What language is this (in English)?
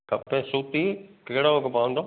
Sindhi